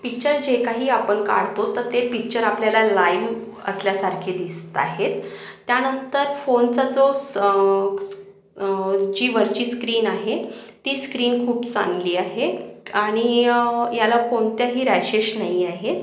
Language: Marathi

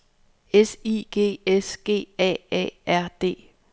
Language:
Danish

